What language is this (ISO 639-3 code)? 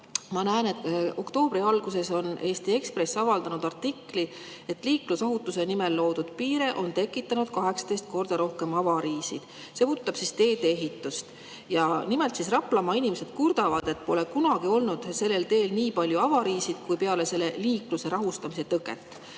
est